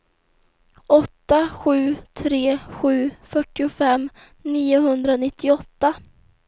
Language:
Swedish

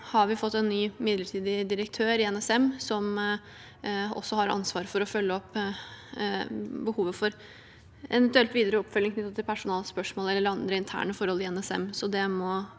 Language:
Norwegian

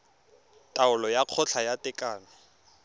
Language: Tswana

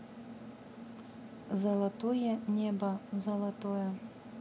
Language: Russian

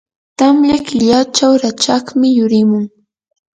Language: Yanahuanca Pasco Quechua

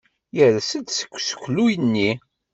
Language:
Kabyle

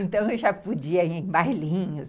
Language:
Portuguese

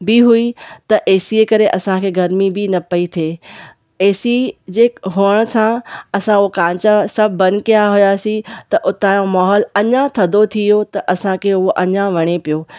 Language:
Sindhi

